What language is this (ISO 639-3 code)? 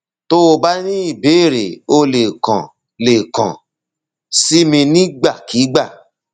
yor